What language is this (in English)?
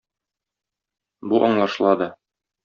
Tatar